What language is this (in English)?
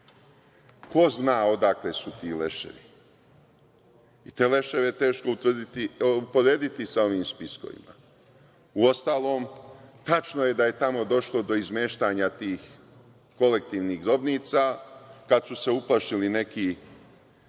Serbian